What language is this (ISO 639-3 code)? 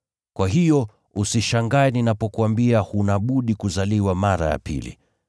swa